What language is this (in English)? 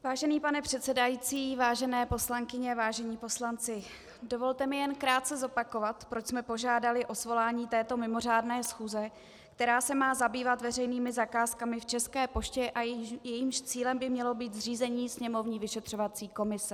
Czech